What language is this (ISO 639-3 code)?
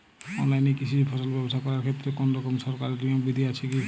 ben